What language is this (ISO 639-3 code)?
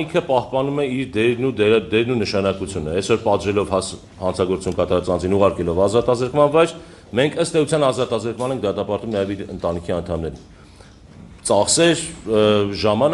ron